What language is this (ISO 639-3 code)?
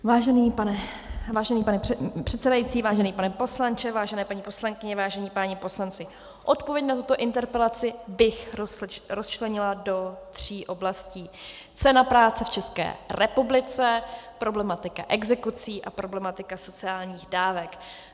ces